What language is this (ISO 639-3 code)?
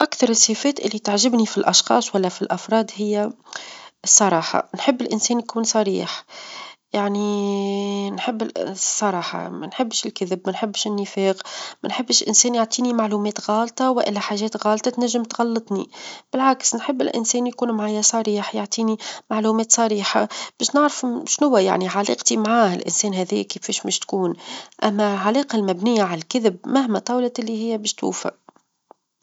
aeb